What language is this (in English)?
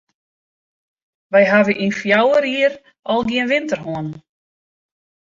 Western Frisian